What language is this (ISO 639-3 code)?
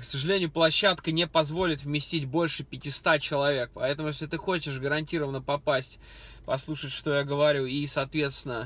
rus